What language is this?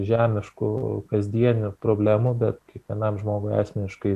Lithuanian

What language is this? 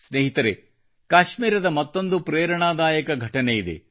Kannada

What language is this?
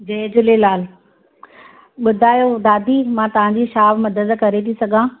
Sindhi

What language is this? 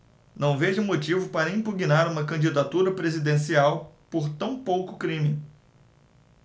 Portuguese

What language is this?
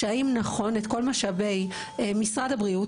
Hebrew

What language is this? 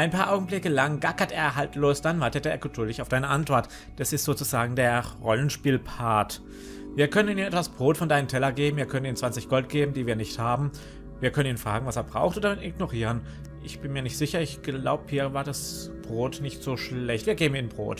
German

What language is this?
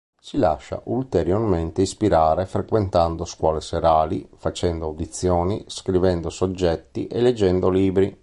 Italian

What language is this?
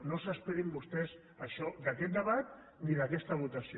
Catalan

